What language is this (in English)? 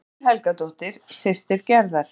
Icelandic